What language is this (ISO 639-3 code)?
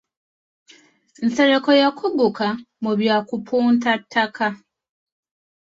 lug